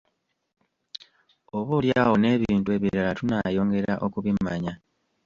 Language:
Ganda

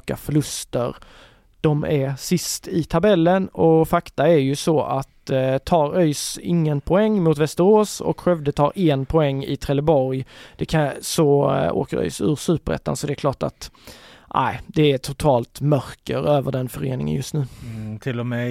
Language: Swedish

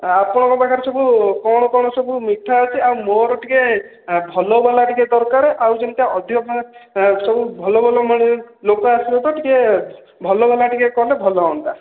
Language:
Odia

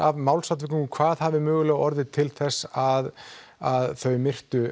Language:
Icelandic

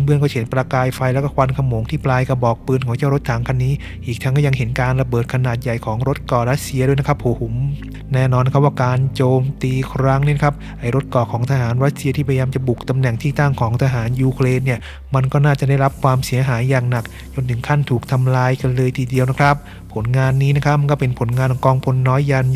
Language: Thai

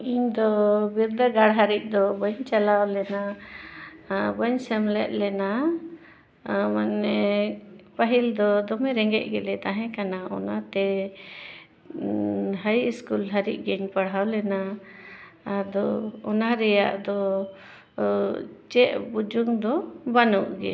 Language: Santali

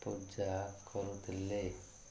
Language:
Odia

